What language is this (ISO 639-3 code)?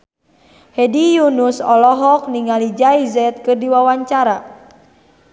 sun